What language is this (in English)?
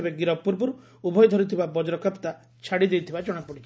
Odia